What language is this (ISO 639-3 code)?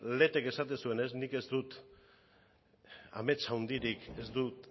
eus